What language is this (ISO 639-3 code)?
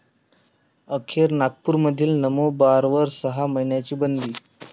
mar